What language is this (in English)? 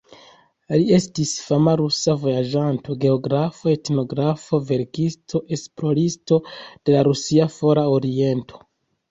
Esperanto